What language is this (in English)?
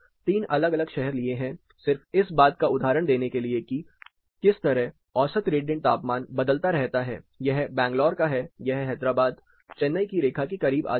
Hindi